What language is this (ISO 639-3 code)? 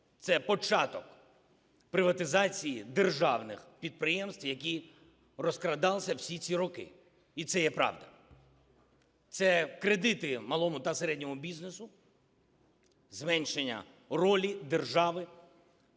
ukr